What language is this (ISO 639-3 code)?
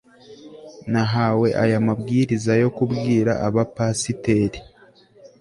kin